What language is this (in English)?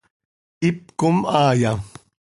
Seri